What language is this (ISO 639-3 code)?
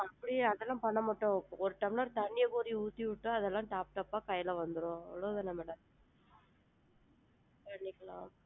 tam